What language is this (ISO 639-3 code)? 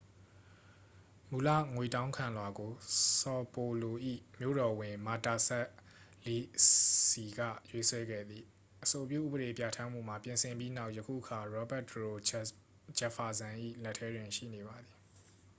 mya